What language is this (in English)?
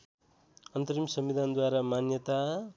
Nepali